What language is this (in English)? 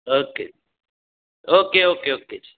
Punjabi